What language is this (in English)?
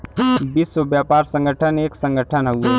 Bhojpuri